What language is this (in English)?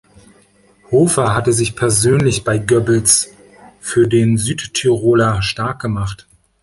German